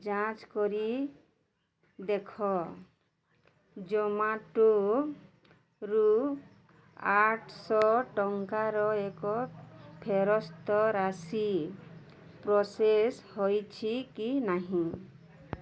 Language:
Odia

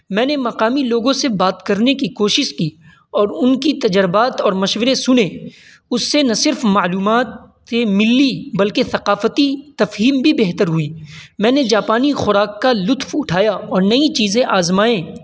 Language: Urdu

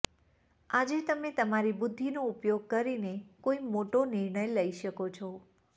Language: Gujarati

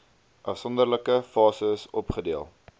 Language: Afrikaans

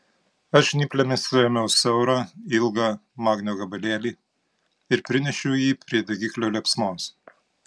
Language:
Lithuanian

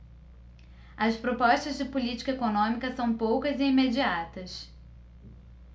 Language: Portuguese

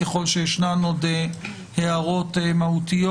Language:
Hebrew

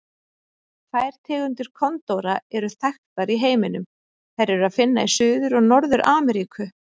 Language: Icelandic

